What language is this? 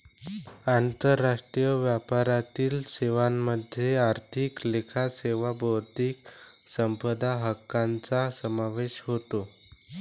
Marathi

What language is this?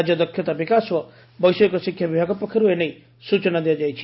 Odia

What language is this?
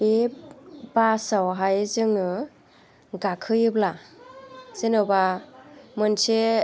Bodo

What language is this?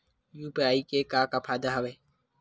Chhattisgarhi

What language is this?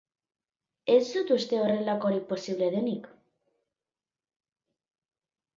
Basque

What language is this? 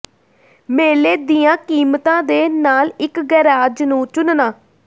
Punjabi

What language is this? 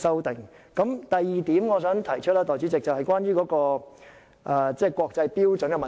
Cantonese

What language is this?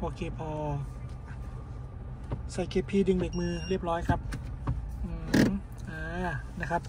Thai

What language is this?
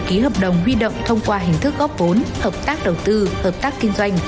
Vietnamese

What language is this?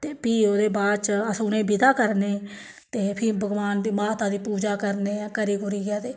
Dogri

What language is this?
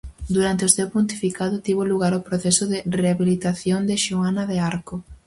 Galician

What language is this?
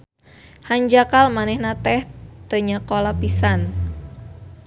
Sundanese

